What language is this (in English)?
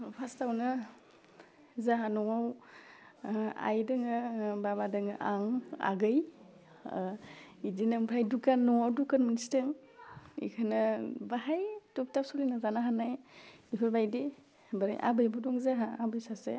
Bodo